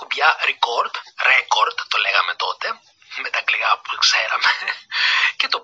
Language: Greek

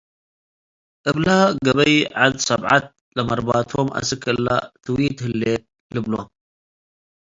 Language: Tigre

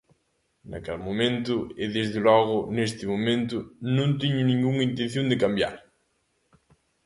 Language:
Galician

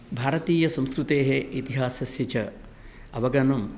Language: Sanskrit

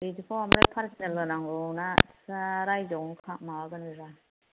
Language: Bodo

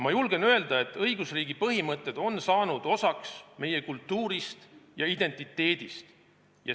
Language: Estonian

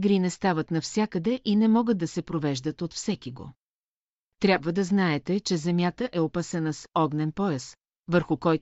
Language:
Bulgarian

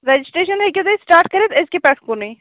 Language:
Kashmiri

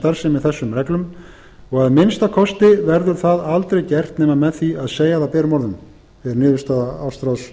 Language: Icelandic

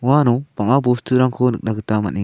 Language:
Garo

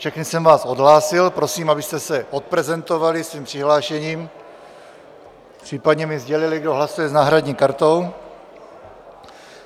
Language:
Czech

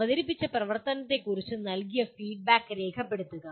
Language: Malayalam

